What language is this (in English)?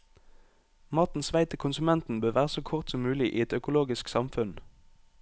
Norwegian